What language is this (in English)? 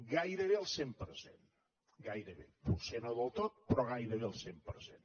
Catalan